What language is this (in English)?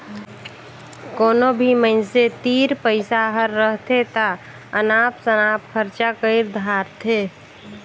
Chhattisgarhi